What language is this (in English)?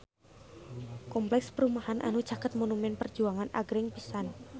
Sundanese